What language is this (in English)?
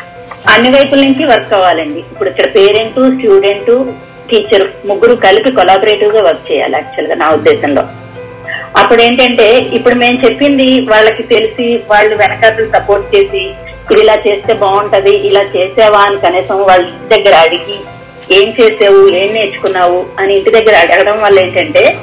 Telugu